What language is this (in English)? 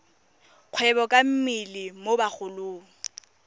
Tswana